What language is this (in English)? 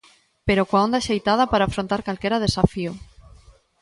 Galician